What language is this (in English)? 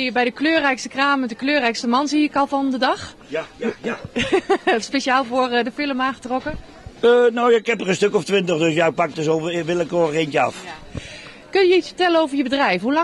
Dutch